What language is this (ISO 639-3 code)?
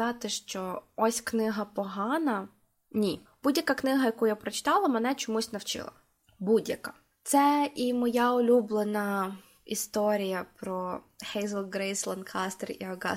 ukr